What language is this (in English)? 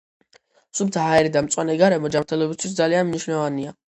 Georgian